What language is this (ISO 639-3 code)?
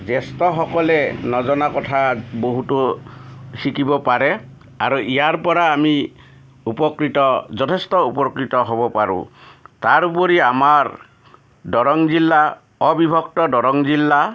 asm